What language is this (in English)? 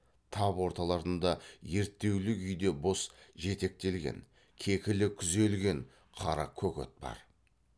Kazakh